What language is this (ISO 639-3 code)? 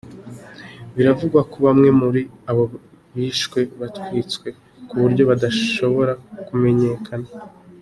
kin